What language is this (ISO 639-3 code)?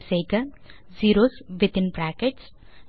tam